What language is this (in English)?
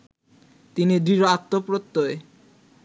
Bangla